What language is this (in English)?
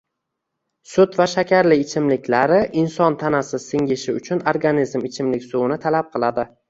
Uzbek